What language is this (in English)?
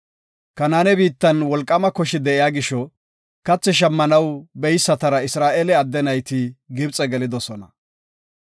Gofa